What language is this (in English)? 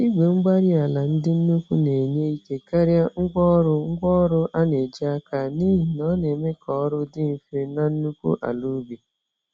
Igbo